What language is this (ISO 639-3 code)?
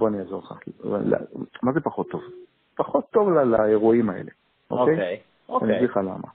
heb